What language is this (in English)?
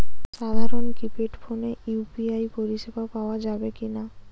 Bangla